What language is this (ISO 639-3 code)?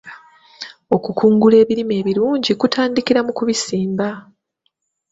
lug